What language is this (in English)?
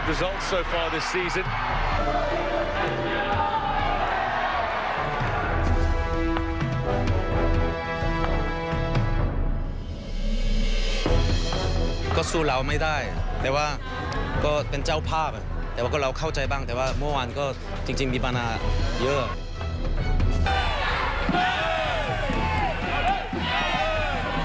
Thai